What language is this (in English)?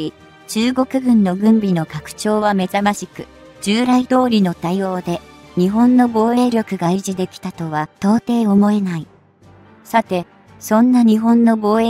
Japanese